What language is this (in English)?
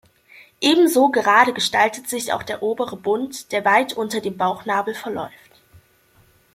German